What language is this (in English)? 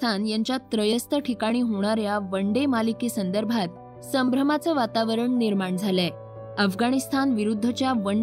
Marathi